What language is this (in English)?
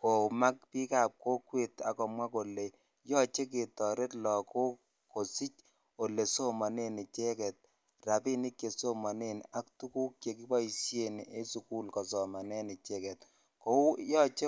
Kalenjin